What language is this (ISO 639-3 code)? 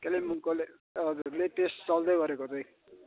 nep